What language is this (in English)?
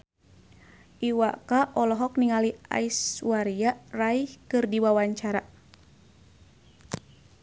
Sundanese